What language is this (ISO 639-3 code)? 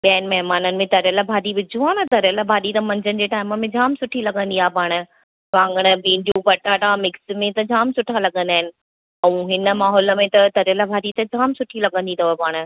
snd